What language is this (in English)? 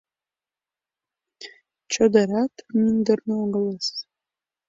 Mari